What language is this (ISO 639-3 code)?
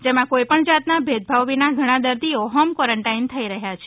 guj